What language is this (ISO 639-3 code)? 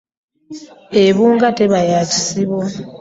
lug